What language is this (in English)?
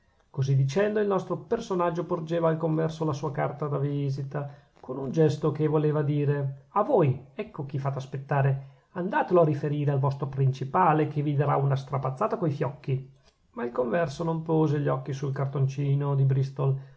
Italian